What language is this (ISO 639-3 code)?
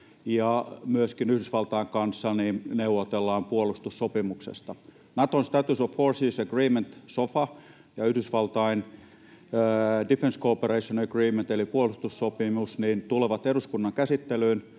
fin